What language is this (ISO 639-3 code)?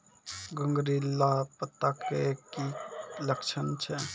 mai